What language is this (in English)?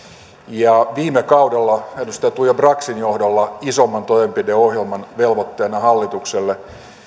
Finnish